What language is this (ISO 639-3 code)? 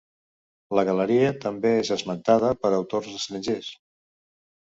cat